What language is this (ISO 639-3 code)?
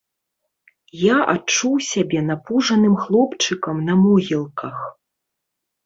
bel